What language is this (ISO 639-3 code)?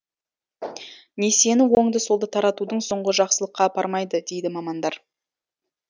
kaz